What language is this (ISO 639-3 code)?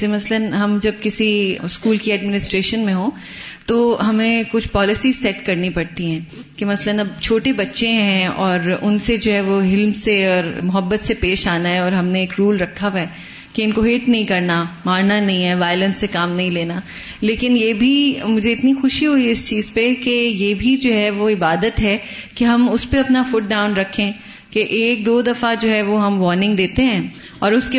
urd